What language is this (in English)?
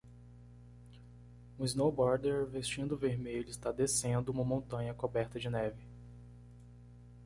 Portuguese